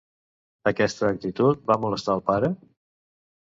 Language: Catalan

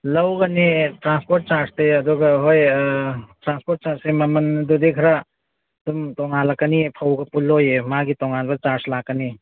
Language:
Manipuri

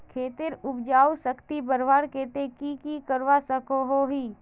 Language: Magahi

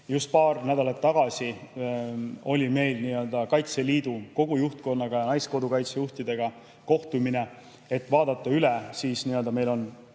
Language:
Estonian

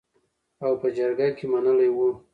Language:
Pashto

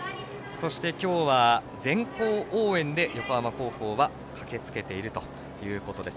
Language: Japanese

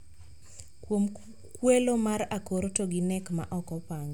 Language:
Luo (Kenya and Tanzania)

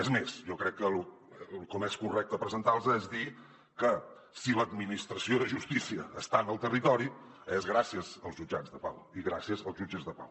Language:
Catalan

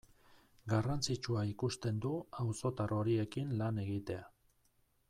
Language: Basque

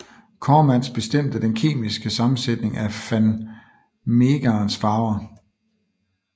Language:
Danish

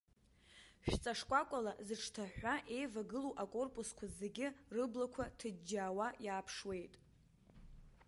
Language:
Abkhazian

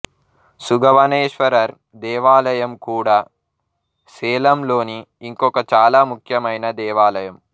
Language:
Telugu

